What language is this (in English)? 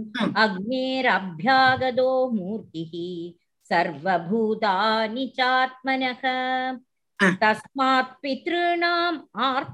Tamil